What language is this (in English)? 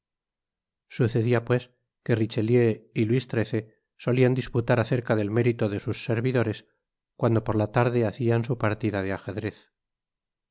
Spanish